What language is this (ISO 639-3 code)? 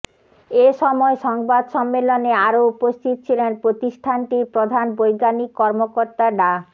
ben